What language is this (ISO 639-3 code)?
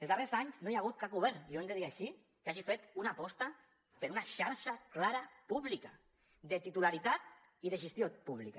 cat